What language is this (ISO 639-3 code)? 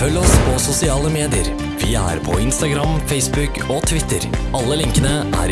nor